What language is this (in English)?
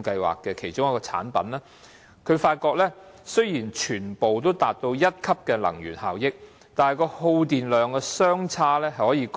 Cantonese